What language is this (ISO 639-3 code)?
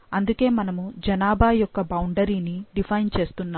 tel